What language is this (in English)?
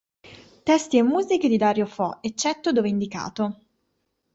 Italian